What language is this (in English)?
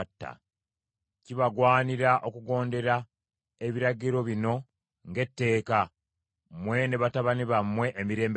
Ganda